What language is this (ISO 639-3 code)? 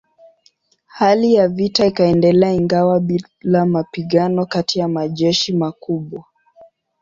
swa